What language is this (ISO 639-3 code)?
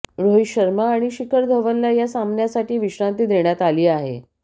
mar